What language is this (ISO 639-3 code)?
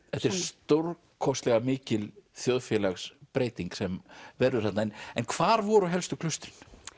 isl